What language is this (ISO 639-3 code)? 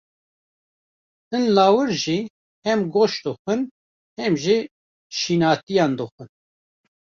kur